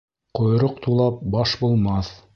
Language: Bashkir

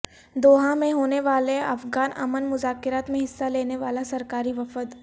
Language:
Urdu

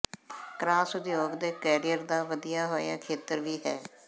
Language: Punjabi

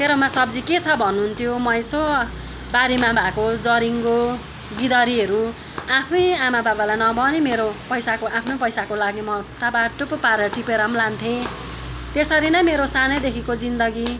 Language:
Nepali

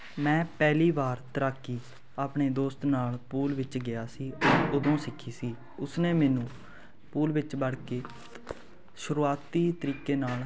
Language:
Punjabi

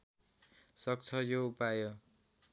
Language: Nepali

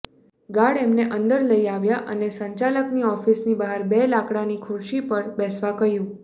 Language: Gujarati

